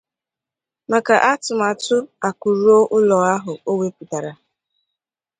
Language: Igbo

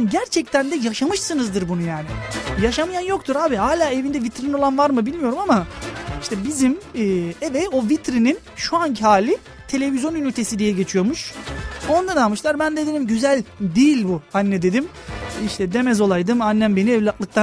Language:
Turkish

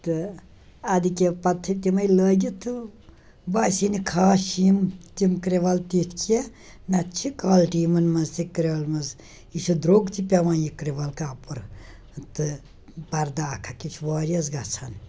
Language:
Kashmiri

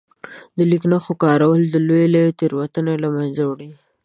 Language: Pashto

